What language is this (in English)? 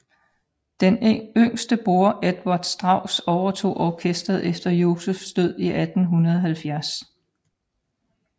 Danish